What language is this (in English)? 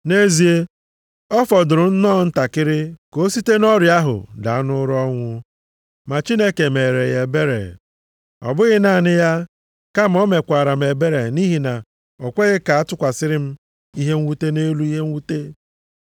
Igbo